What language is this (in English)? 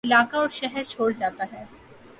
Urdu